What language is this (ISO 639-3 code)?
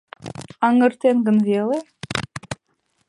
chm